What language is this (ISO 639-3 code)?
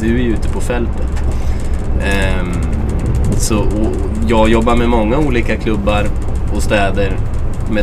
swe